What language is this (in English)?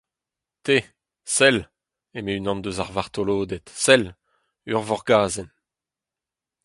Breton